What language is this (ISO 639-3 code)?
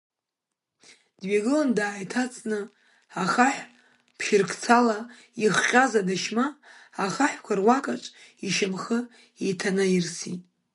abk